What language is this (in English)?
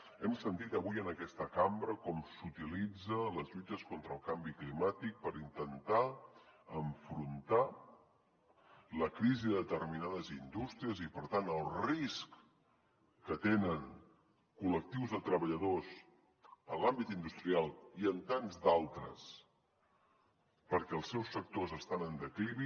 Catalan